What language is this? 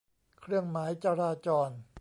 Thai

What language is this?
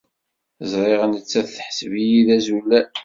Kabyle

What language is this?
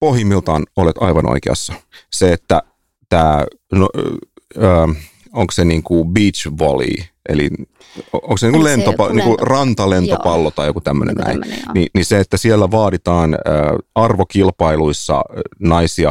Finnish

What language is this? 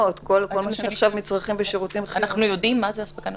Hebrew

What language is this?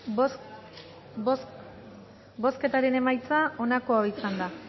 Basque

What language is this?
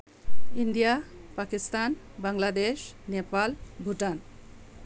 Manipuri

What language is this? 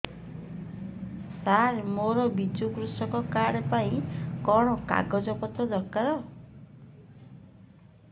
Odia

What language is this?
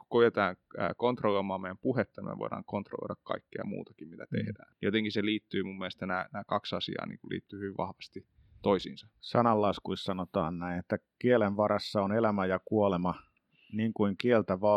Finnish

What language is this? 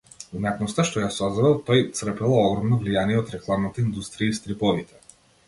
Macedonian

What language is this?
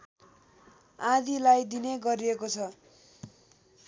Nepali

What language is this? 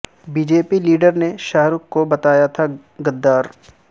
Urdu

